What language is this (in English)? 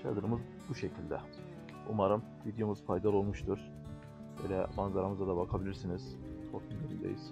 Turkish